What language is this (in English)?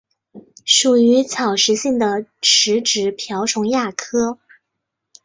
Chinese